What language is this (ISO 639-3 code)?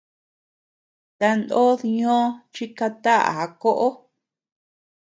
cux